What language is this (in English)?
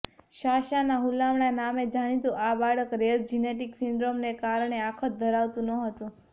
Gujarati